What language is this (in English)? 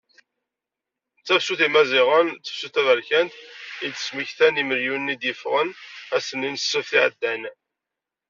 Kabyle